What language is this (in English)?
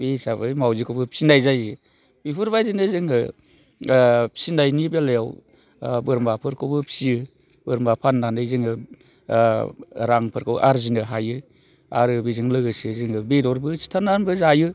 Bodo